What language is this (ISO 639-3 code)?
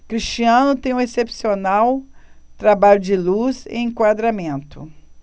por